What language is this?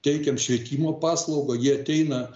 Lithuanian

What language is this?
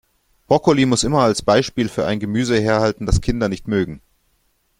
German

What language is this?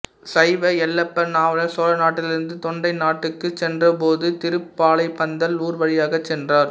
Tamil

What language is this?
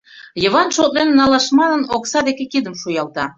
Mari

